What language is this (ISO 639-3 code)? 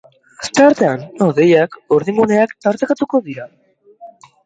eus